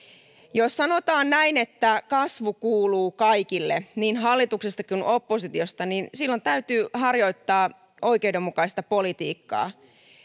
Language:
Finnish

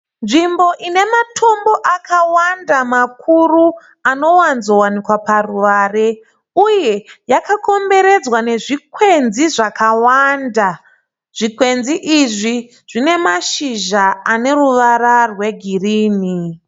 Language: Shona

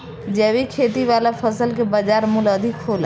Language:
Bhojpuri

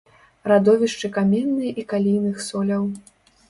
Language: Belarusian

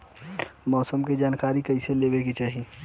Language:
Bhojpuri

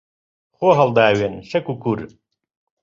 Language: Central Kurdish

